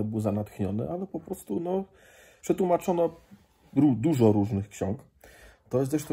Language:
Polish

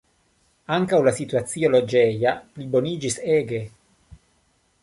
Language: Esperanto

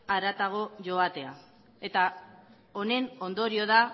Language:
Basque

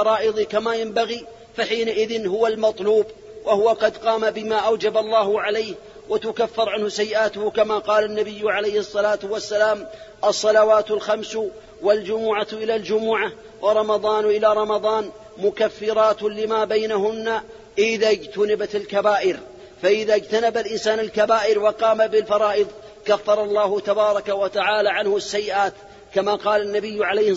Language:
Arabic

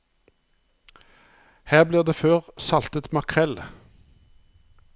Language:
Norwegian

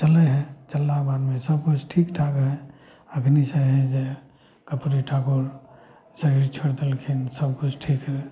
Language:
Maithili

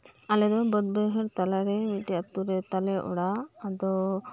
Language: Santali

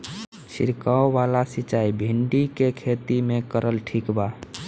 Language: Bhojpuri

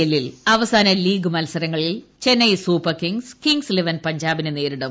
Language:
Malayalam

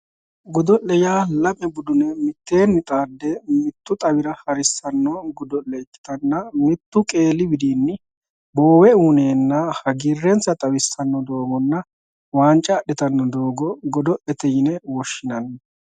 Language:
Sidamo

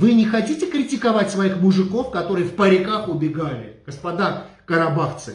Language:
Russian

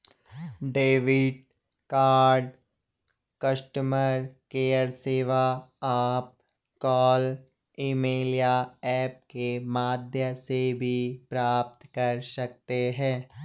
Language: Hindi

